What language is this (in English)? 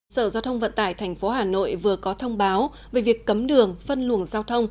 Vietnamese